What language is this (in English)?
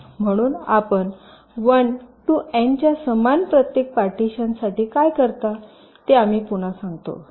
Marathi